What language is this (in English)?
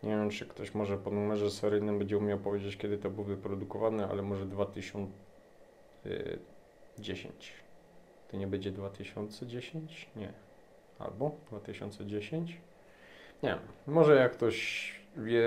Polish